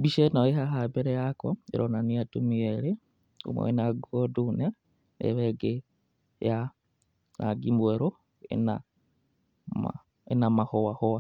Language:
Kikuyu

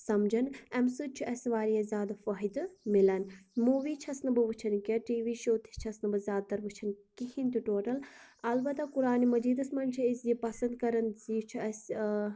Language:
Kashmiri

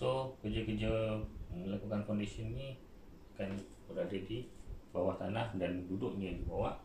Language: Malay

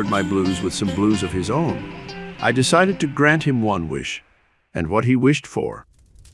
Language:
English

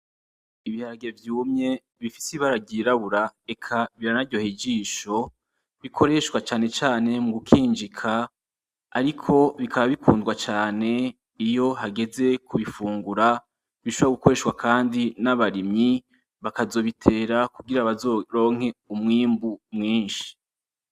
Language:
Rundi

